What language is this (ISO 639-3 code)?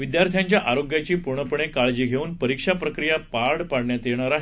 mar